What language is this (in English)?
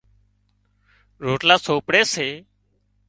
Wadiyara Koli